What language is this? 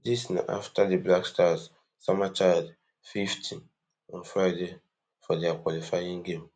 Nigerian Pidgin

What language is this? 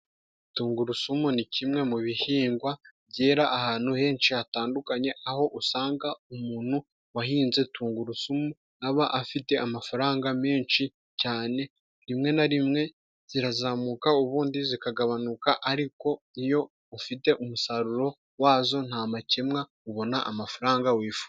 Kinyarwanda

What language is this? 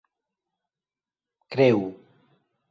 Esperanto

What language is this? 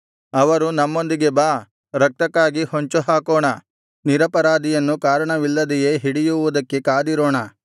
Kannada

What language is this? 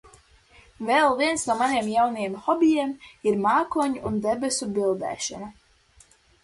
Latvian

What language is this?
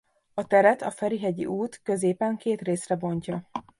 Hungarian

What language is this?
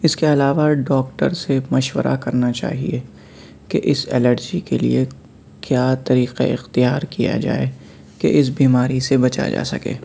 Urdu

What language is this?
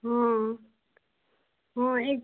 Maithili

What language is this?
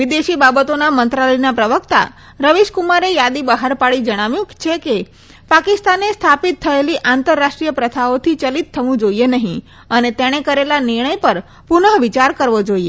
Gujarati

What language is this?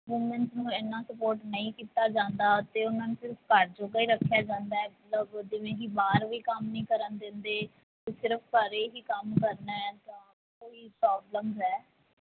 Punjabi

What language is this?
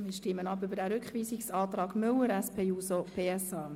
Swiss German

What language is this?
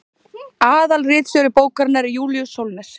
Icelandic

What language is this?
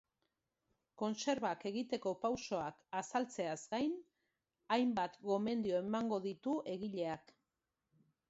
Basque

